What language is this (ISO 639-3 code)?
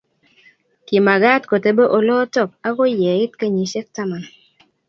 kln